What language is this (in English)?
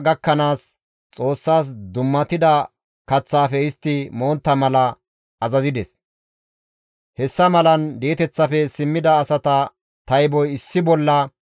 Gamo